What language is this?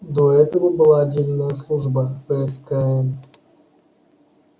Russian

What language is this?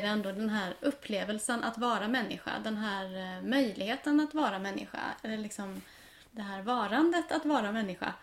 Swedish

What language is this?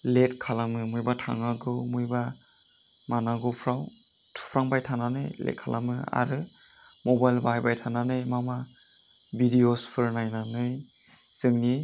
Bodo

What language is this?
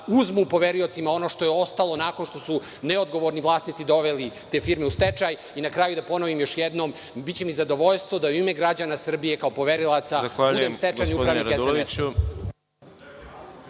Serbian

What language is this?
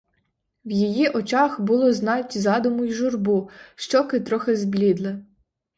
Ukrainian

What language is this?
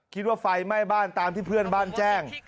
Thai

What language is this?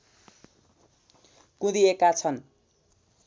Nepali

